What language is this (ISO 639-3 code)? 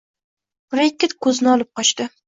uzb